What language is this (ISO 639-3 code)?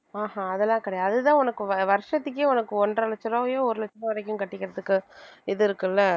tam